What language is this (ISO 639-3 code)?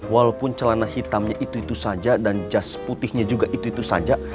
ind